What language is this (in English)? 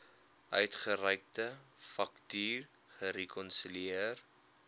Afrikaans